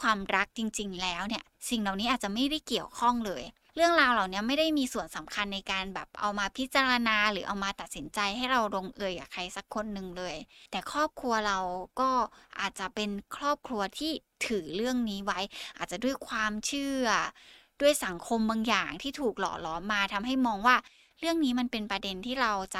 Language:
Thai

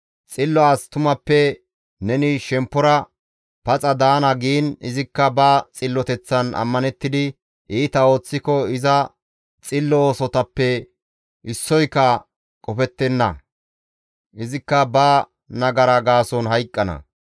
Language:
Gamo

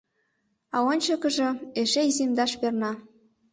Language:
Mari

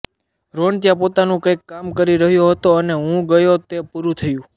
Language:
Gujarati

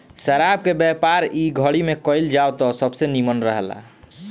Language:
Bhojpuri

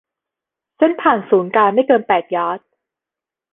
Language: Thai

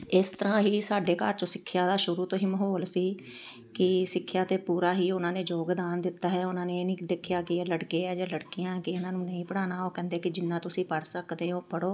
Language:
Punjabi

